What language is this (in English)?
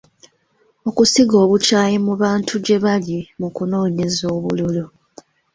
Ganda